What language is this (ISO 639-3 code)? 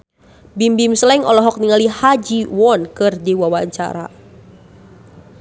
sun